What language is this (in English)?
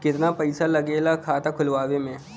Bhojpuri